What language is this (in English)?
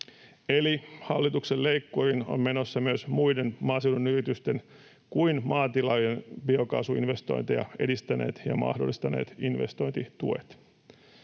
Finnish